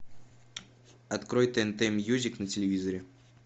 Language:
Russian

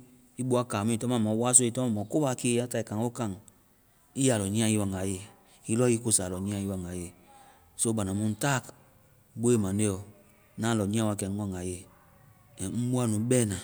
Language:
Vai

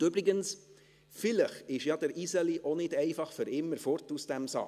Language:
Swiss German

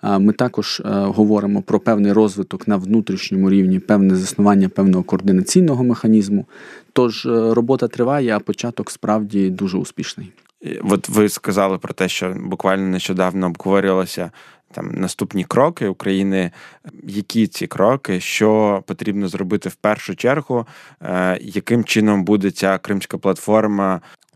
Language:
Ukrainian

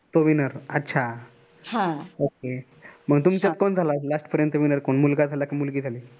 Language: Marathi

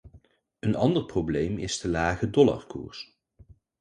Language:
Dutch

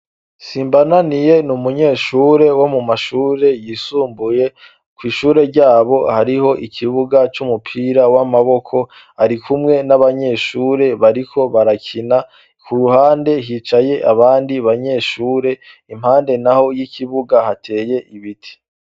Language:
Rundi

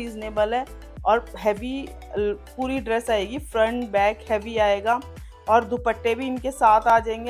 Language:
Hindi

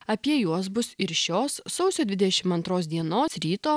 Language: Lithuanian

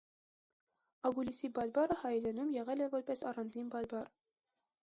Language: Armenian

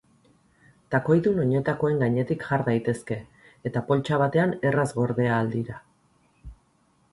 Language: Basque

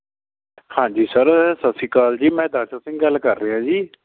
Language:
Punjabi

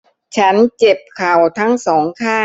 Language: Thai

